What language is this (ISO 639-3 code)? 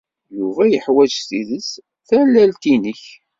kab